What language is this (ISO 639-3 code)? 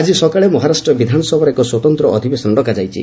ori